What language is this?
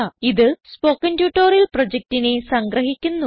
Malayalam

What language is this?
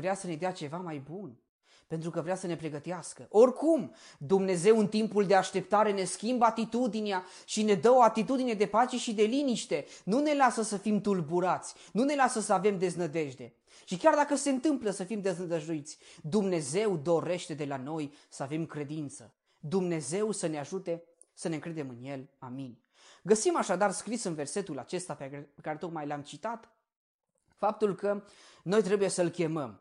Romanian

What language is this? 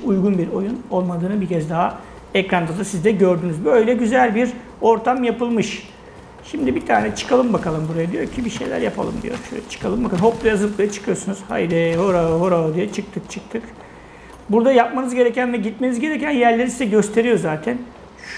Turkish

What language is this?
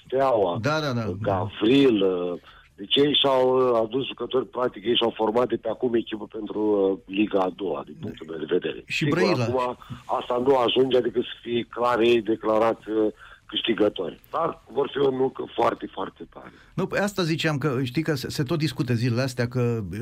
Romanian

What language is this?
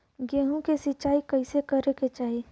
Bhojpuri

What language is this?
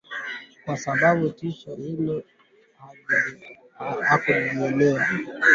Swahili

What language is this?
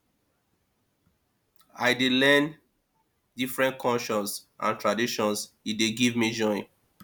Nigerian Pidgin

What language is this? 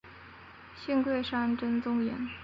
Chinese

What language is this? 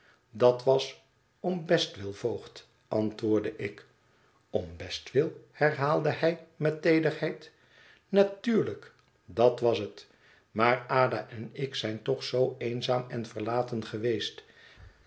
Dutch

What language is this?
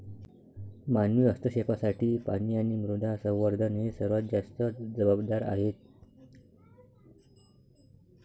Marathi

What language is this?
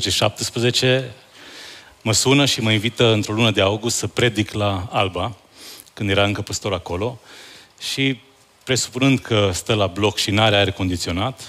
Romanian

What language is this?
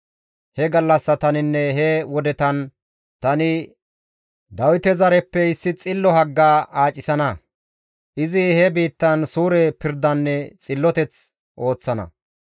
Gamo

